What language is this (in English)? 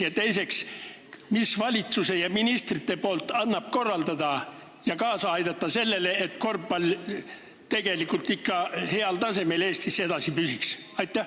Estonian